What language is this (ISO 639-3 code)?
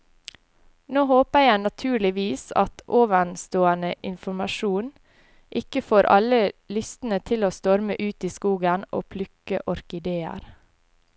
nor